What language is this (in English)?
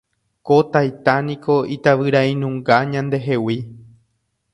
Guarani